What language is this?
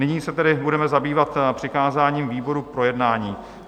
Czech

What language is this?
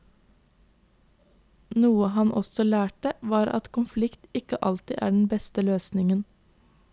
Norwegian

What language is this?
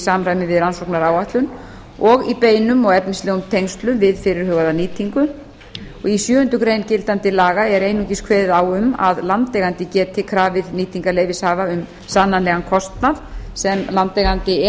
Icelandic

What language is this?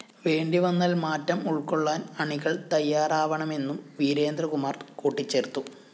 Malayalam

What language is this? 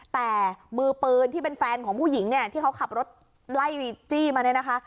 Thai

